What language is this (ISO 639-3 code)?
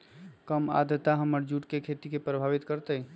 mag